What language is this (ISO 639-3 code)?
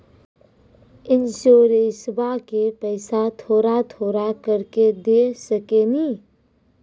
mai